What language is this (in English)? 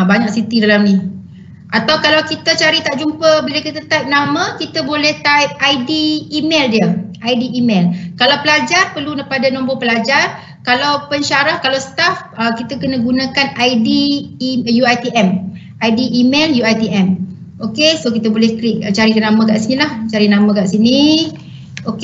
Malay